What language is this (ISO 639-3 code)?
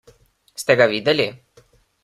slv